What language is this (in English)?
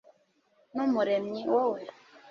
Kinyarwanda